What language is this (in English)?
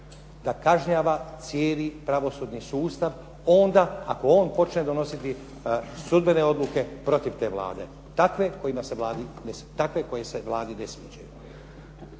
Croatian